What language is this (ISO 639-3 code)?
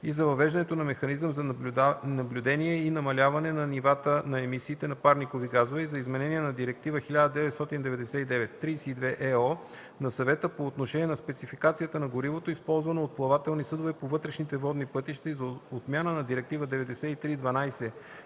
bul